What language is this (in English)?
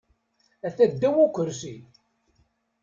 Kabyle